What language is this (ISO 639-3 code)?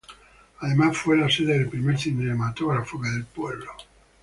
spa